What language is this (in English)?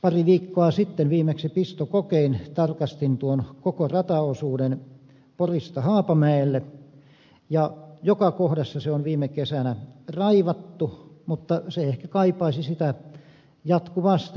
Finnish